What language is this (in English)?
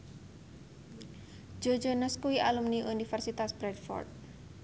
Javanese